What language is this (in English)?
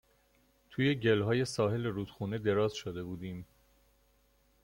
Persian